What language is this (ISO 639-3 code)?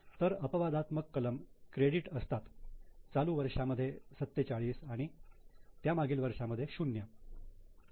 mar